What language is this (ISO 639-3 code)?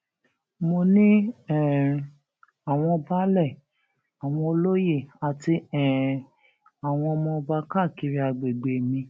yor